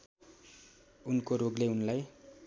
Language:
Nepali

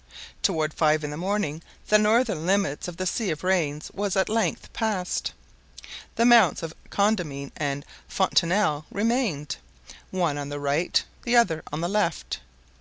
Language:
English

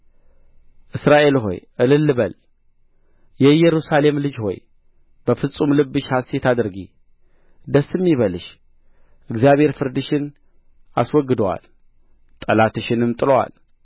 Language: Amharic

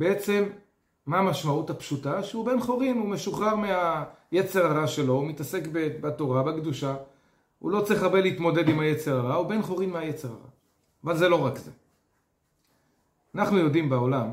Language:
Hebrew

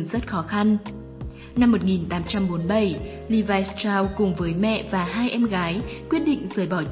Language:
Vietnamese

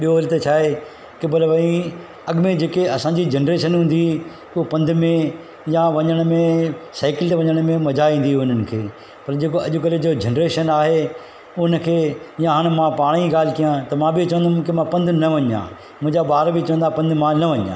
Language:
Sindhi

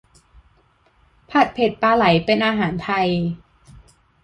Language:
Thai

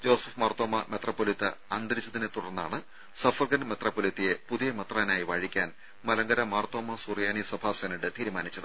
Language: Malayalam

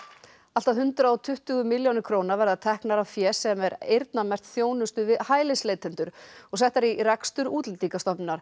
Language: Icelandic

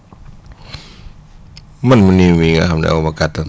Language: Wolof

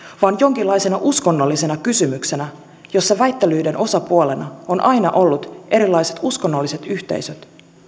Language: Finnish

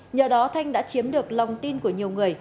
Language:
Vietnamese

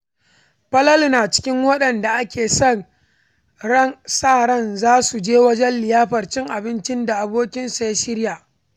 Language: Hausa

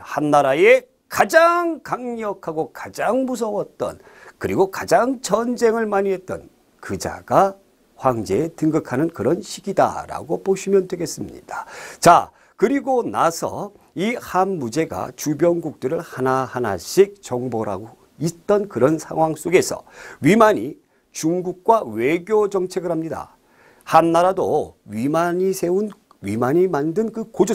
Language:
Korean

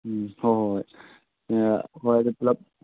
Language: Manipuri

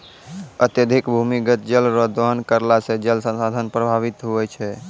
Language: Maithili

